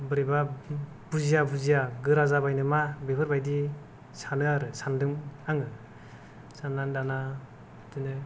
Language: Bodo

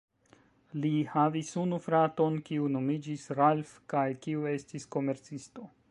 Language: Esperanto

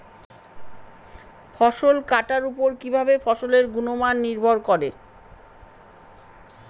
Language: Bangla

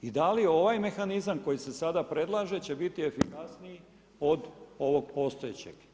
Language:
Croatian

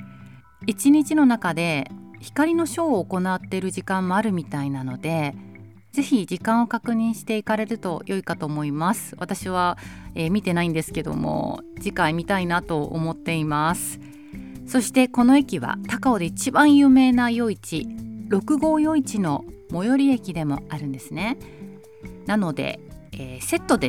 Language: Japanese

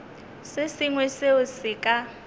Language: Northern Sotho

